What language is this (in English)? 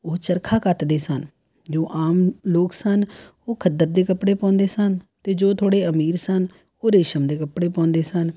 Punjabi